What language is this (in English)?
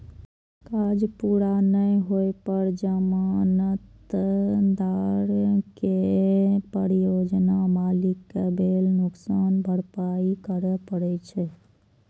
Maithili